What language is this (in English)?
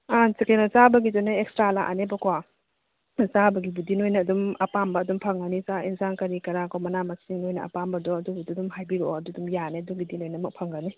Manipuri